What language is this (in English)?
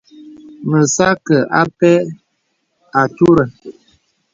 Bebele